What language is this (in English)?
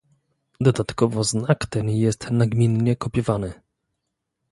Polish